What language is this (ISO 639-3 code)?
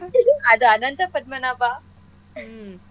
kan